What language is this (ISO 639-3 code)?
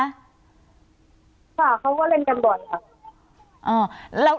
tha